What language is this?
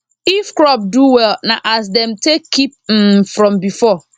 Nigerian Pidgin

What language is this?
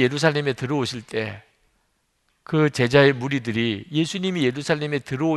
Korean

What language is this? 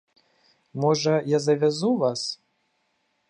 Belarusian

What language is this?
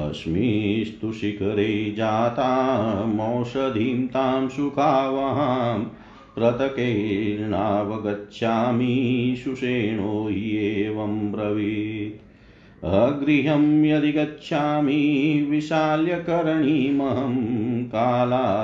Hindi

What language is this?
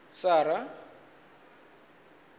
Venda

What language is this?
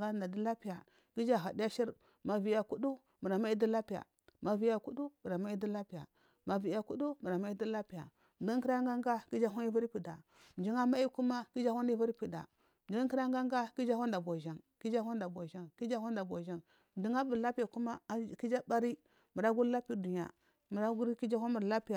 Marghi South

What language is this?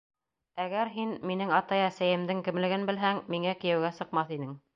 Bashkir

